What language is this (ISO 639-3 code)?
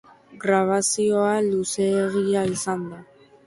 eus